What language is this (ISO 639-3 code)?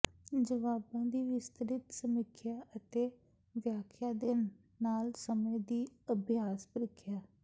pan